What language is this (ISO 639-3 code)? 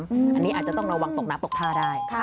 tha